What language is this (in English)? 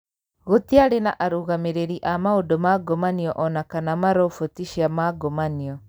Kikuyu